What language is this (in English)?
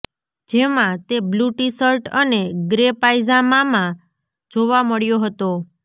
Gujarati